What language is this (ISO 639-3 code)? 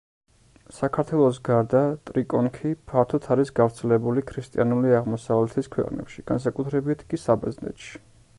kat